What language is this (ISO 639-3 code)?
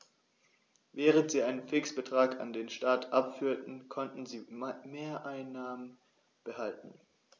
deu